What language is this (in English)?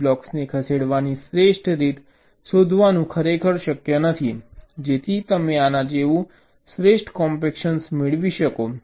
Gujarati